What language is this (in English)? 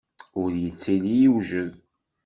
Kabyle